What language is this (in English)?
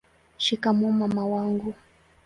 Swahili